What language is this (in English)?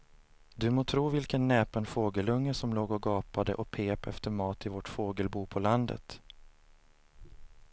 Swedish